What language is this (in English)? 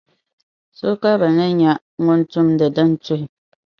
Dagbani